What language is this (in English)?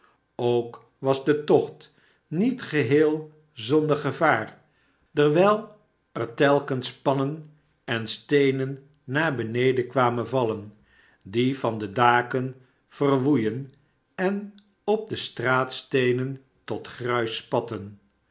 Dutch